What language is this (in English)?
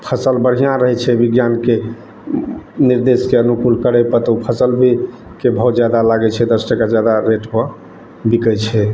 Maithili